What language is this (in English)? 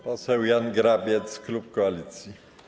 Polish